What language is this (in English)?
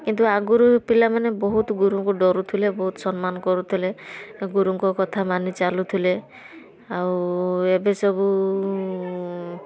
Odia